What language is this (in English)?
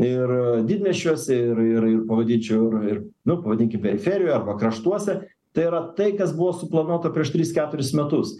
Lithuanian